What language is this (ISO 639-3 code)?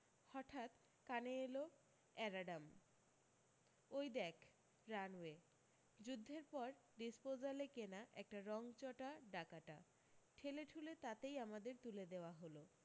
ben